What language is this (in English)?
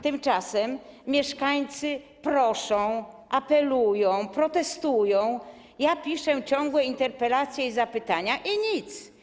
Polish